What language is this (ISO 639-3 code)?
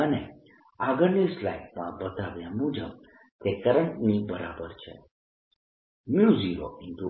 guj